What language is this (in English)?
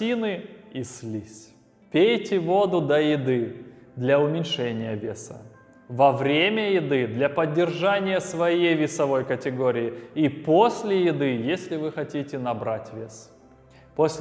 Russian